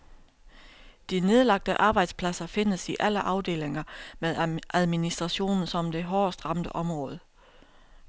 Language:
Danish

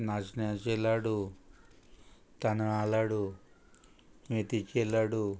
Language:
Konkani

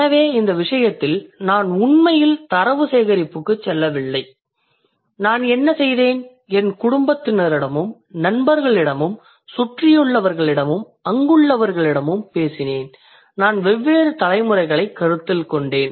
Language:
Tamil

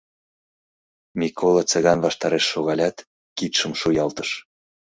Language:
Mari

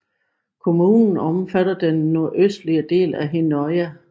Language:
Danish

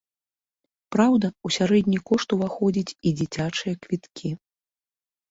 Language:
Belarusian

